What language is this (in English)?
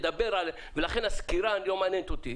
Hebrew